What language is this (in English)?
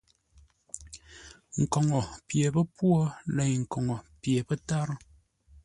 Ngombale